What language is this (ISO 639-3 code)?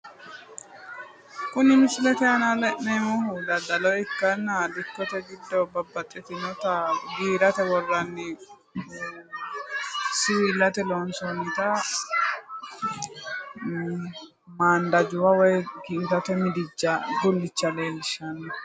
sid